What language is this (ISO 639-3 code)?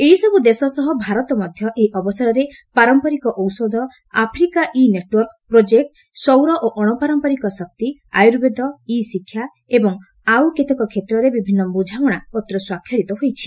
ori